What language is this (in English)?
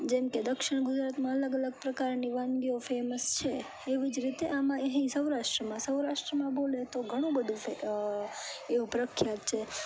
Gujarati